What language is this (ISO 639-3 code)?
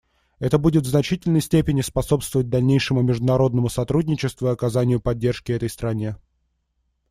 rus